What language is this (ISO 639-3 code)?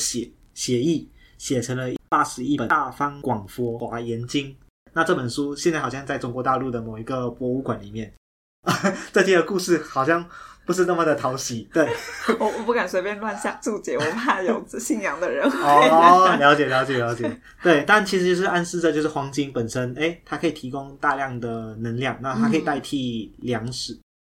zho